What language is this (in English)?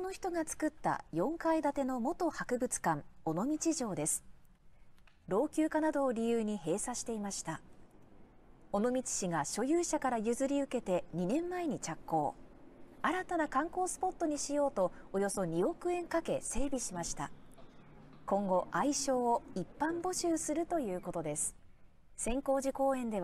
Japanese